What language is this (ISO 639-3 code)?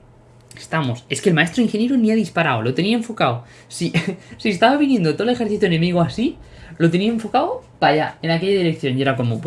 spa